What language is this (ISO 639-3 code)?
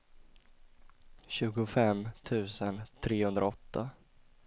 swe